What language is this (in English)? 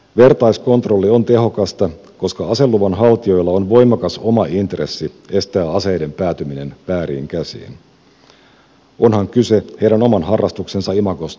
Finnish